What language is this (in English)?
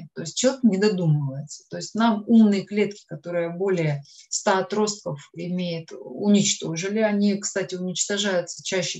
Russian